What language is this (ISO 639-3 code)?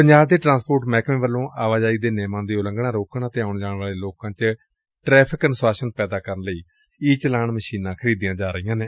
pan